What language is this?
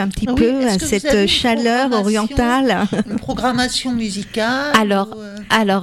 French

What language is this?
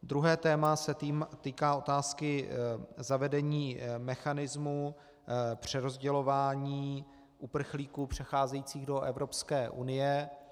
Czech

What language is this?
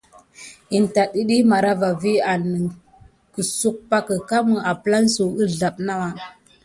Gidar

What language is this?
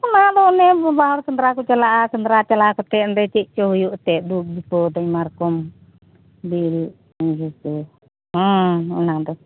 Santali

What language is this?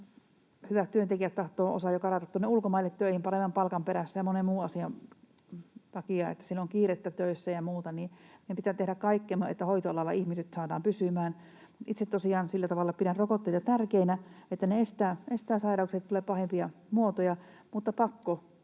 Finnish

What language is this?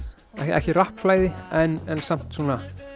Icelandic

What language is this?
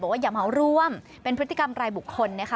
Thai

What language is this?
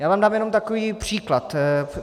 Czech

